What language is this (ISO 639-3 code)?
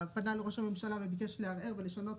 heb